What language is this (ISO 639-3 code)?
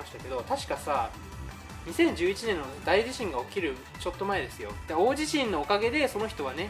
jpn